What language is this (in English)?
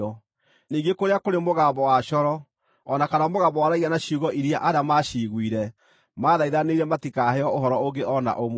Kikuyu